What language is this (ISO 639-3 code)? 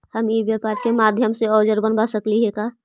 mag